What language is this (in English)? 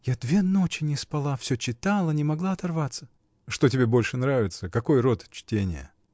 Russian